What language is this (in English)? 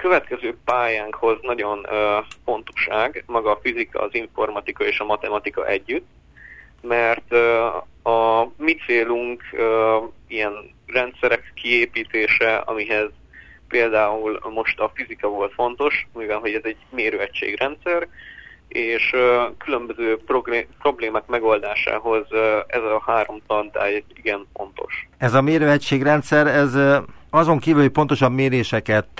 Hungarian